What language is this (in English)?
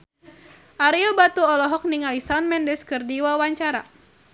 Sundanese